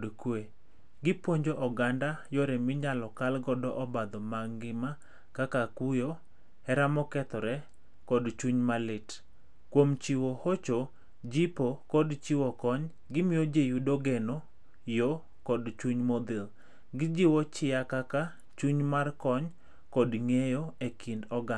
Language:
Luo (Kenya and Tanzania)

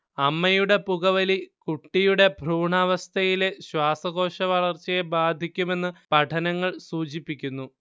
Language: Malayalam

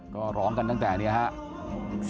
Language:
Thai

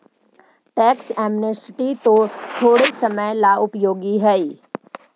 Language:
Magahi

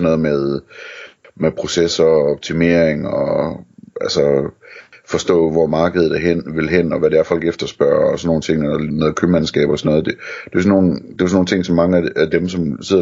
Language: Danish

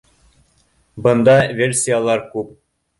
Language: Bashkir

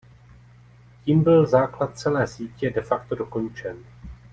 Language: Czech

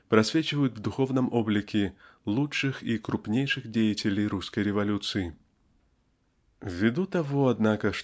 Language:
Russian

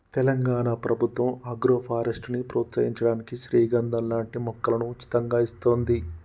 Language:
Telugu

